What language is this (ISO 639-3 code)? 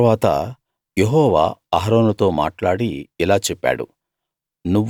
tel